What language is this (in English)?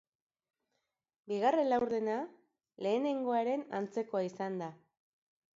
Basque